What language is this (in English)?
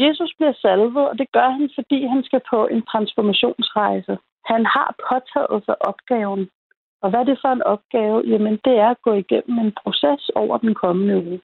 Danish